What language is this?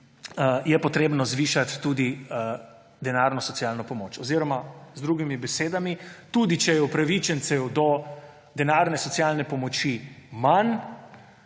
Slovenian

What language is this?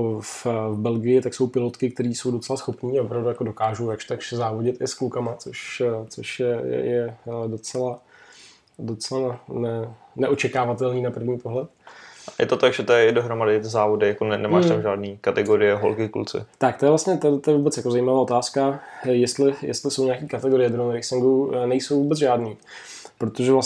Czech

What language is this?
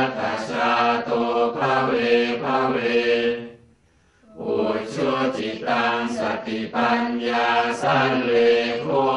Thai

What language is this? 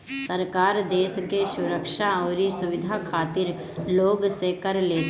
Bhojpuri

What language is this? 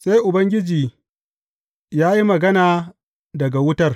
Hausa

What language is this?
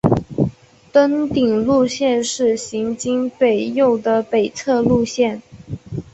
Chinese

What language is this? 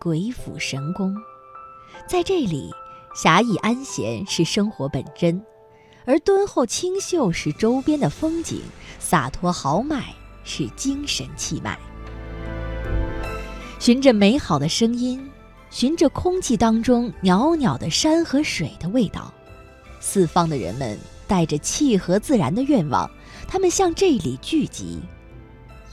Chinese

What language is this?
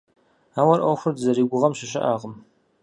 Kabardian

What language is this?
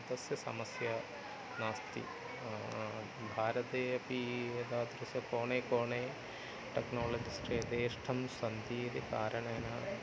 Sanskrit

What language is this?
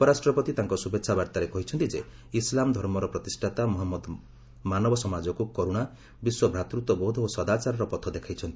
Odia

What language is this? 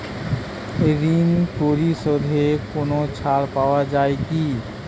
Bangla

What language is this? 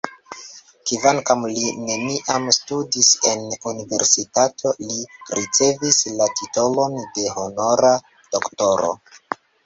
Esperanto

